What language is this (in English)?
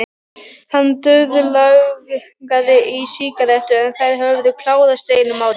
Icelandic